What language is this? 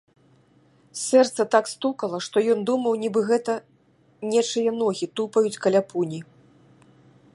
Belarusian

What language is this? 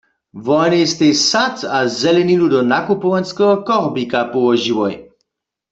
Upper Sorbian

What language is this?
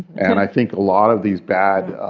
English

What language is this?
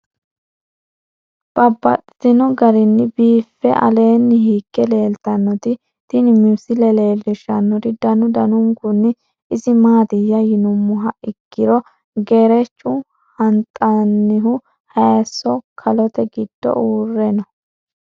Sidamo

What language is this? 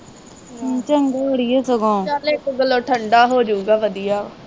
Punjabi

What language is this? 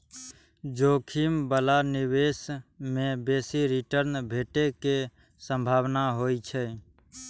Maithili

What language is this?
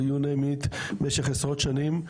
Hebrew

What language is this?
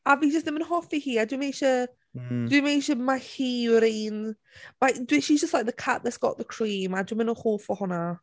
Welsh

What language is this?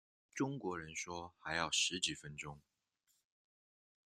Chinese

